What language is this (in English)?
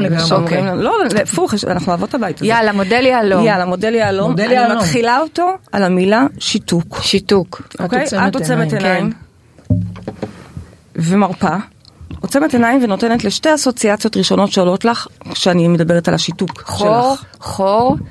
Hebrew